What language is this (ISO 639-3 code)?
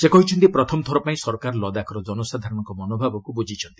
ori